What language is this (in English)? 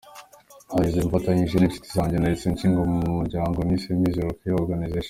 Kinyarwanda